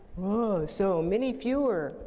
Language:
English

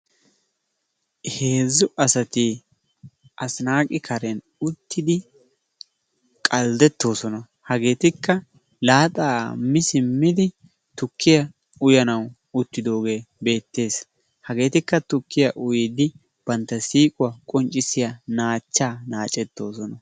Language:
Wolaytta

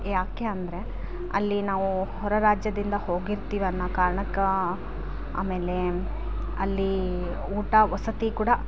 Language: Kannada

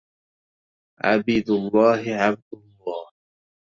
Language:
Arabic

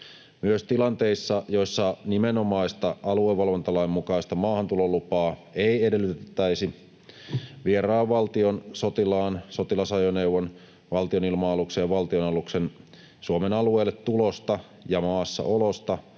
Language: Finnish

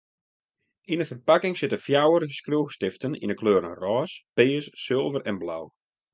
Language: Western Frisian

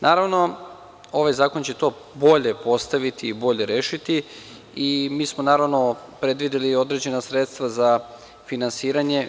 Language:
Serbian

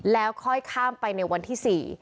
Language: Thai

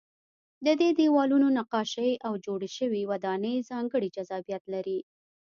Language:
Pashto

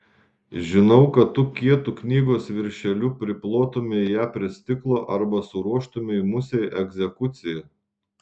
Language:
Lithuanian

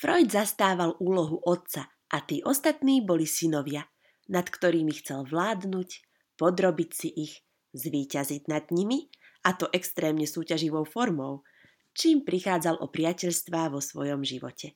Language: Slovak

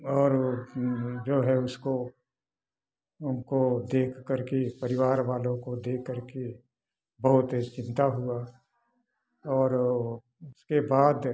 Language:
Hindi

